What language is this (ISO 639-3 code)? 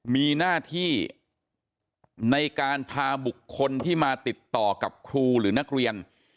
tha